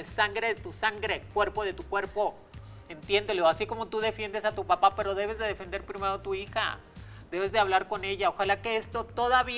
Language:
Spanish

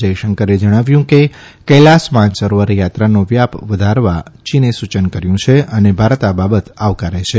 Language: Gujarati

